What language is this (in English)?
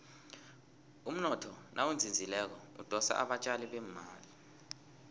South Ndebele